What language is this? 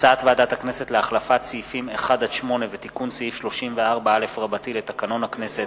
Hebrew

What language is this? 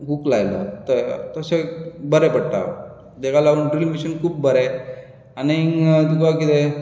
Konkani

